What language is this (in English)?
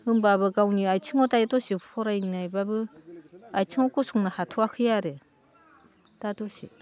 Bodo